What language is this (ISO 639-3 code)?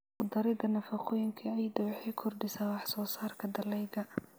som